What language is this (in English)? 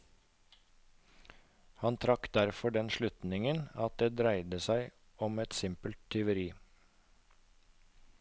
Norwegian